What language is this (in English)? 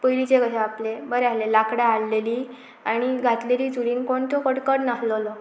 Konkani